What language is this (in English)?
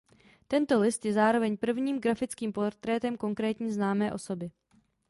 Czech